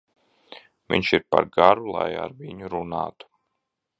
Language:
Latvian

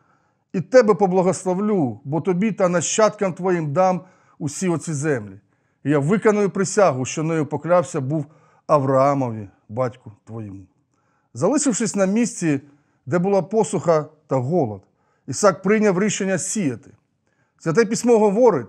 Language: Ukrainian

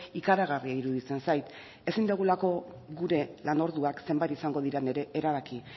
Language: Basque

